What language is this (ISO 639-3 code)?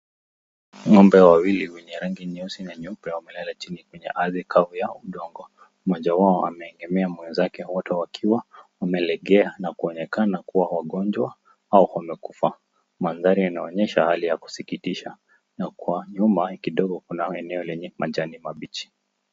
swa